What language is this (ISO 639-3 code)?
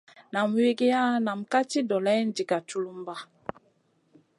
mcn